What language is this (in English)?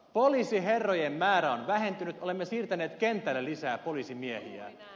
Finnish